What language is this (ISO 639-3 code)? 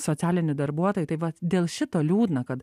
lit